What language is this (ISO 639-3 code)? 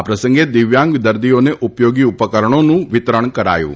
guj